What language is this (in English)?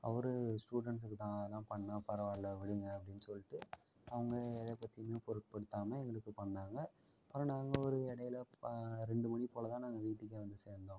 Tamil